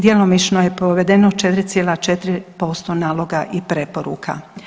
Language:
Croatian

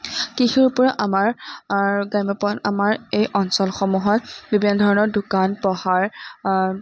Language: Assamese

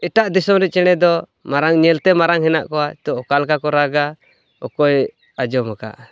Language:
Santali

